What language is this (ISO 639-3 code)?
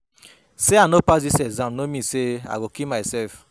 pcm